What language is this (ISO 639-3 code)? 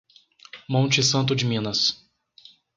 por